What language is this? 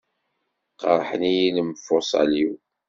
Kabyle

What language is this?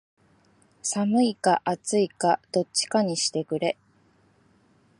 Japanese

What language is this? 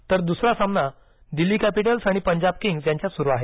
Marathi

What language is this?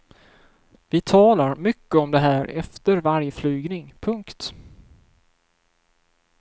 Swedish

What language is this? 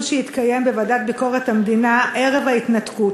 Hebrew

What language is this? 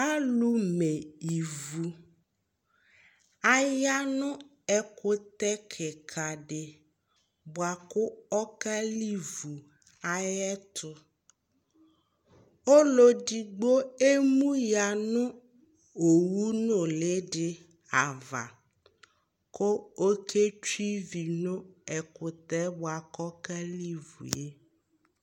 Ikposo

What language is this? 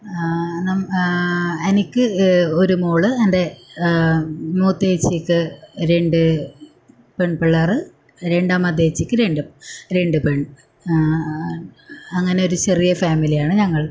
Malayalam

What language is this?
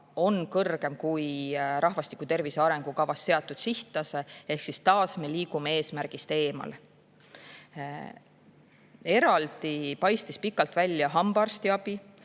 Estonian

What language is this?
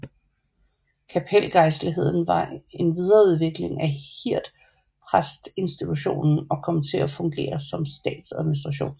Danish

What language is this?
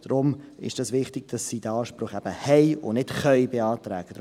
Swiss German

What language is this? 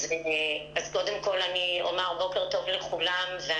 Hebrew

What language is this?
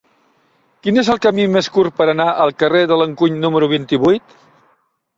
Catalan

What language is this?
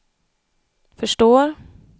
Swedish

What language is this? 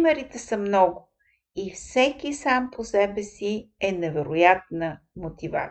Bulgarian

